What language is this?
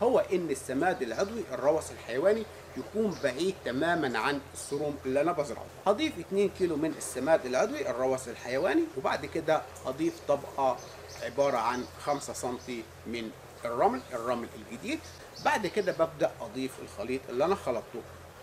Arabic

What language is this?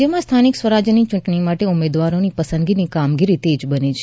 Gujarati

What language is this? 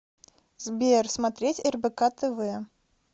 Russian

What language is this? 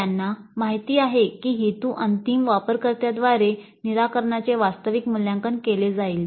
Marathi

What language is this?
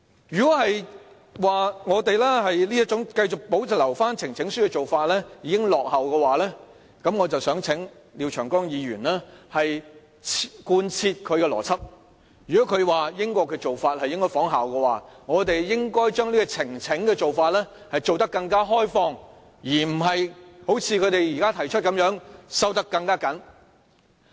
Cantonese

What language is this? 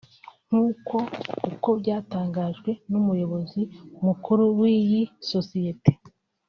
Kinyarwanda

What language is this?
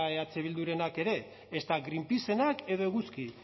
Basque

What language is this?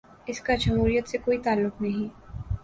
Urdu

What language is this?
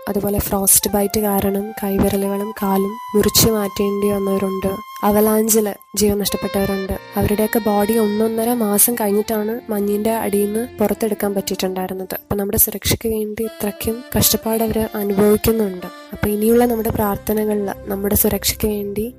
Malayalam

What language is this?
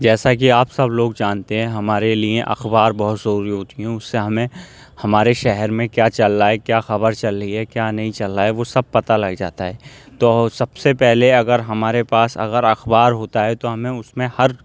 Urdu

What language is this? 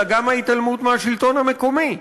Hebrew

